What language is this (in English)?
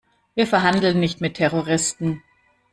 German